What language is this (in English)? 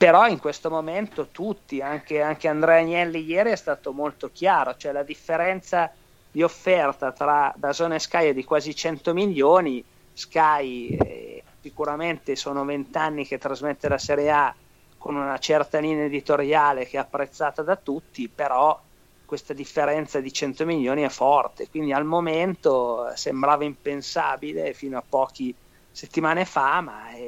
Italian